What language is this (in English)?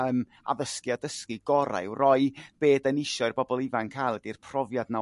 Welsh